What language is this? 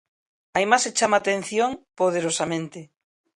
Galician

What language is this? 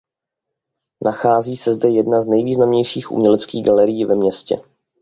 Czech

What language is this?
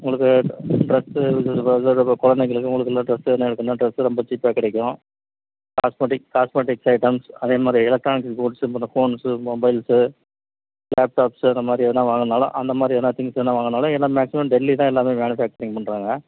Tamil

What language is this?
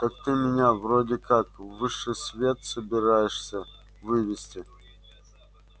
Russian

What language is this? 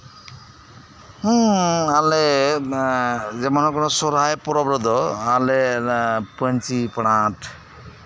Santali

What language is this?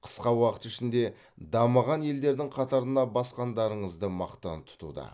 Kazakh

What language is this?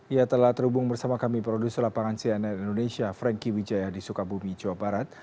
Indonesian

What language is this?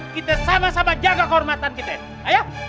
Indonesian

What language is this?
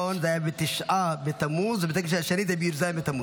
Hebrew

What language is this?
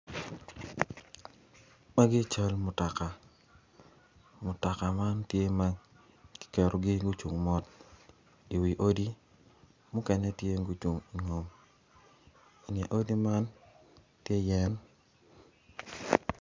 Acoli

